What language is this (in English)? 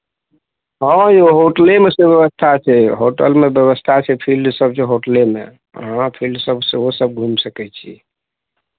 Maithili